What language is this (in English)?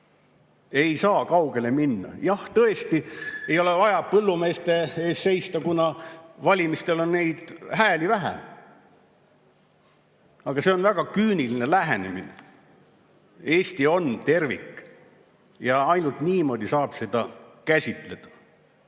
Estonian